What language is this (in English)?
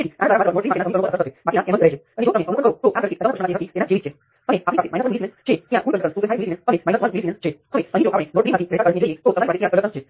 Gujarati